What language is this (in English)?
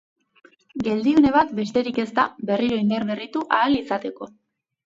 Basque